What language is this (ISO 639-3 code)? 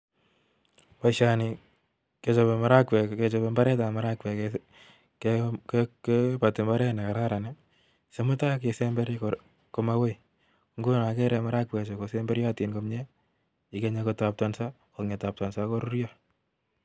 kln